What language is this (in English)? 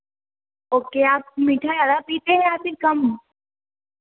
Hindi